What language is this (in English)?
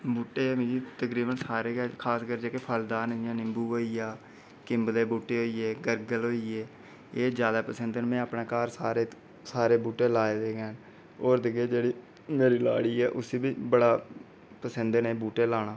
Dogri